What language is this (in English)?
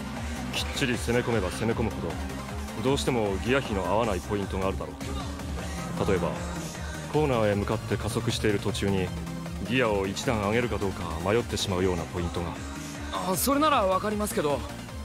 Japanese